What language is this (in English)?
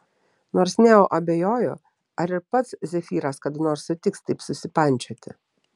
Lithuanian